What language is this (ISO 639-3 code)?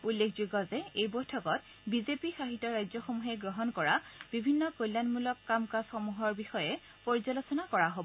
asm